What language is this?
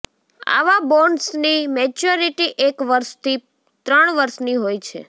Gujarati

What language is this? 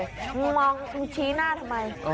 Thai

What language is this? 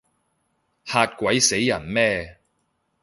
Cantonese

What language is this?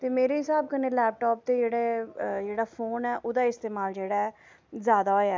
Dogri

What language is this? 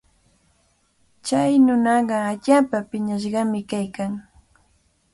Cajatambo North Lima Quechua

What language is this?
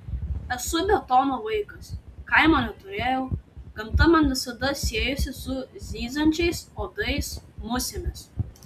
Lithuanian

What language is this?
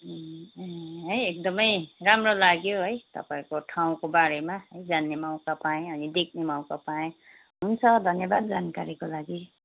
Nepali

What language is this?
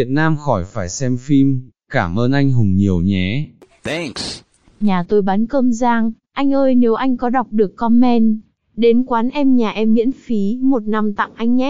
Vietnamese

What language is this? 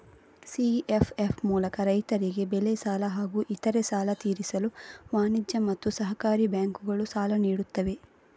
Kannada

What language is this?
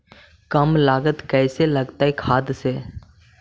Magahi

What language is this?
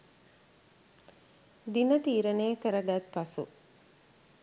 Sinhala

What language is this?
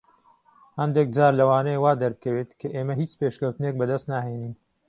Central Kurdish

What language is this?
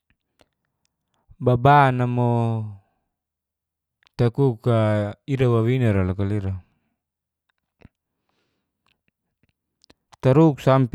Geser-Gorom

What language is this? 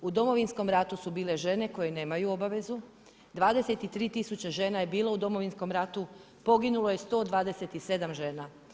Croatian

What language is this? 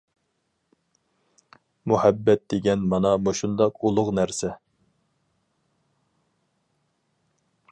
Uyghur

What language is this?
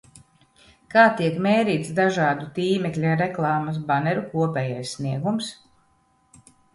Latvian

